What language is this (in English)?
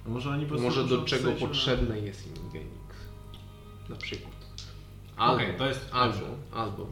Polish